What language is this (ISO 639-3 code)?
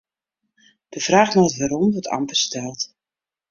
fry